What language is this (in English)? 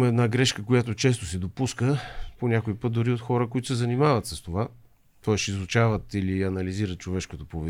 Bulgarian